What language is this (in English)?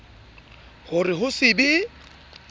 Southern Sotho